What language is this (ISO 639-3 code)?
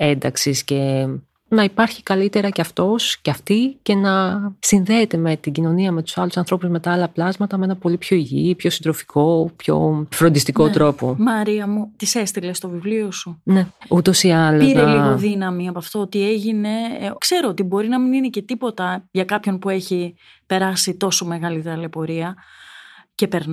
ell